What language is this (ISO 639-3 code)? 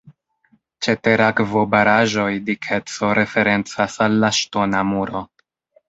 epo